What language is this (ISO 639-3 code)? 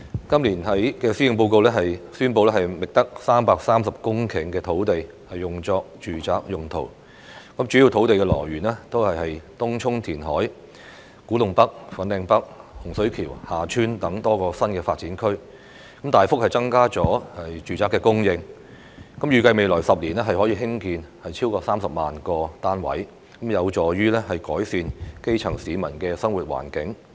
yue